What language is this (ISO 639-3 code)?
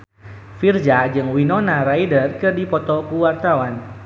sun